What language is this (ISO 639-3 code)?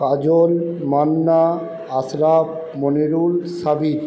ben